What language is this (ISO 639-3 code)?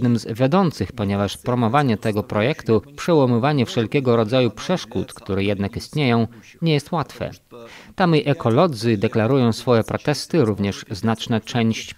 pol